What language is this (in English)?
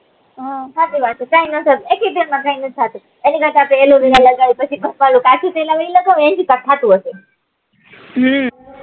Gujarati